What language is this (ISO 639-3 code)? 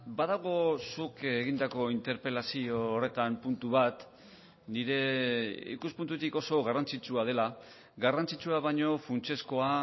eus